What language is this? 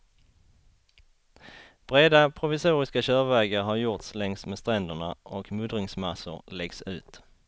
Swedish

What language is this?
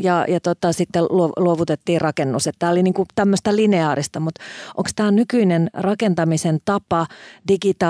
Finnish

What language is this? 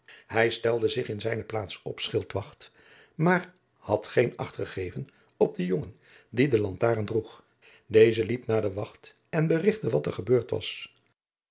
Dutch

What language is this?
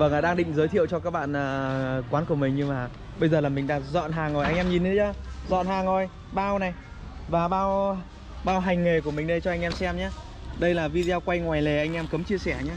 Vietnamese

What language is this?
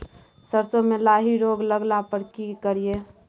Maithili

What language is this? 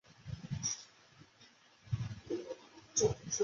Chinese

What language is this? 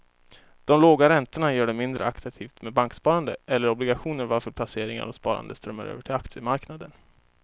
Swedish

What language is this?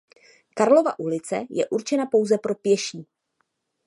Czech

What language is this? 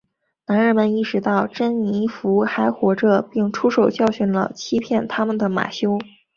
Chinese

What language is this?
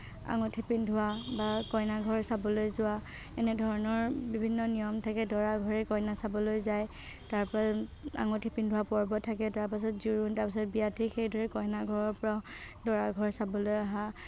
Assamese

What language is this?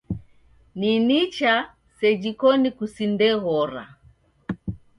Taita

